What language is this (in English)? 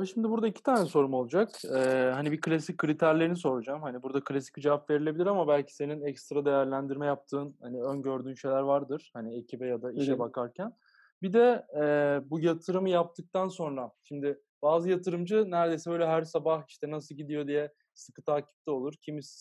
Turkish